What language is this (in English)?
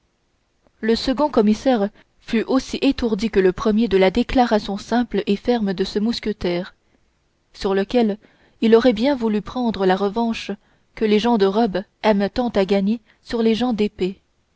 French